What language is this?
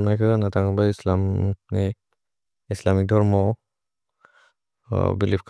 Bodo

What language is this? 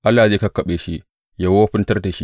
Hausa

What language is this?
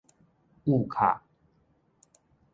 Min Nan Chinese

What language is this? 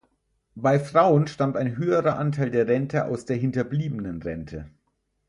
German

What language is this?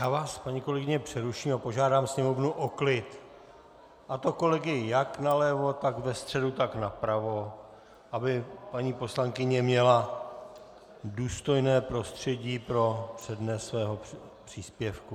Czech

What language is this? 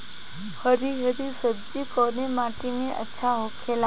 Bhojpuri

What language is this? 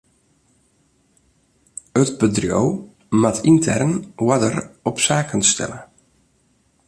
Western Frisian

